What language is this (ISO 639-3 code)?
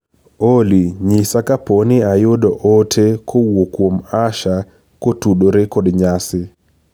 luo